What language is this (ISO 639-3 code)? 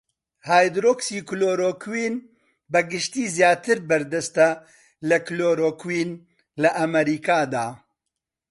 ckb